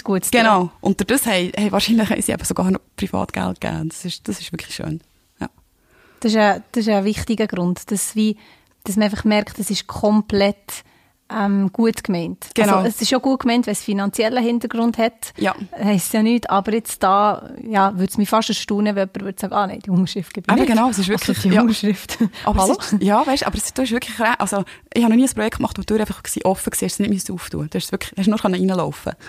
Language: German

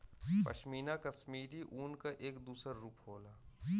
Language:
Bhojpuri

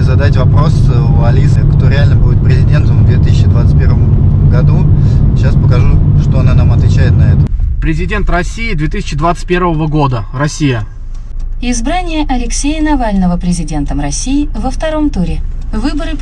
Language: Russian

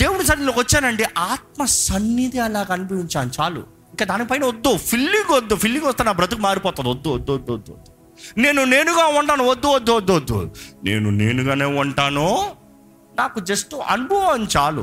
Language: Telugu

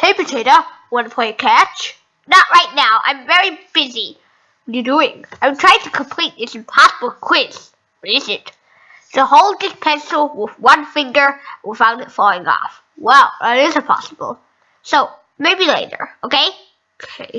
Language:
English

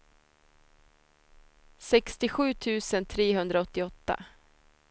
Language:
Swedish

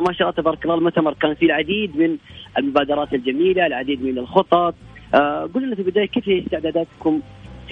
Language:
Arabic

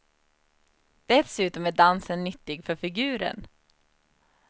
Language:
Swedish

